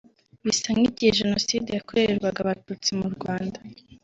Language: Kinyarwanda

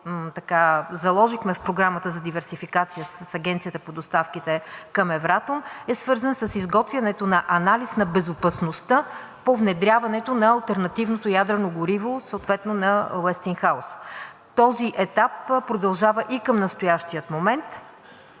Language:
Bulgarian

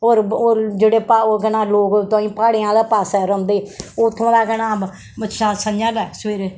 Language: Dogri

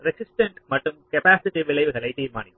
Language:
Tamil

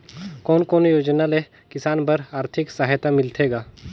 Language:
Chhattisgarhi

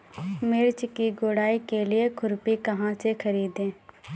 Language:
Hindi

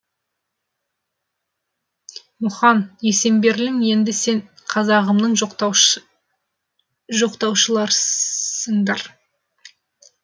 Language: Kazakh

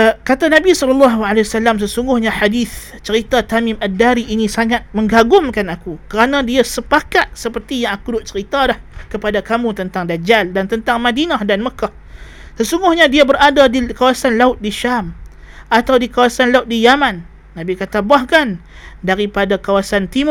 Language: Malay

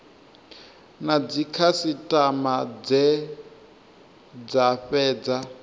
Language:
Venda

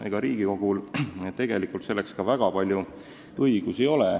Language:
Estonian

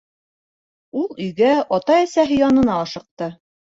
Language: Bashkir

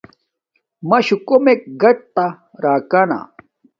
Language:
Domaaki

